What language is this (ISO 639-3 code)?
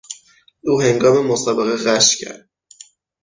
fas